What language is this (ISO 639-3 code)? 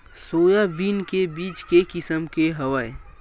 hne